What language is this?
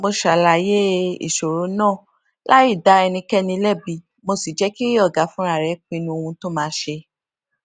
Yoruba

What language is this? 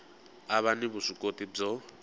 Tsonga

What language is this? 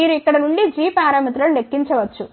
Telugu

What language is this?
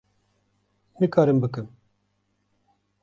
Kurdish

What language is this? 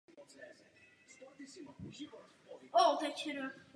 Czech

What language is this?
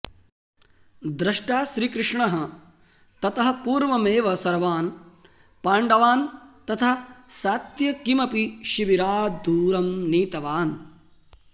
Sanskrit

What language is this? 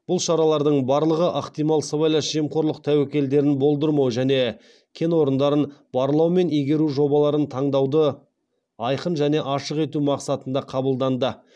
Kazakh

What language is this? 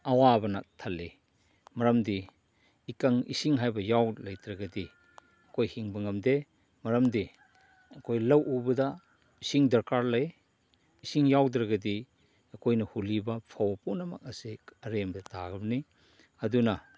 Manipuri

